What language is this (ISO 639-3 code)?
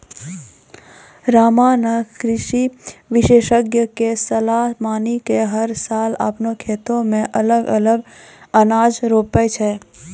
mai